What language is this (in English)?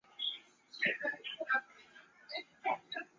Chinese